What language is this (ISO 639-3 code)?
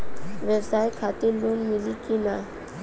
bho